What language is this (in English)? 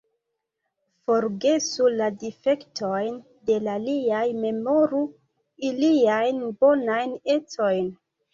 Esperanto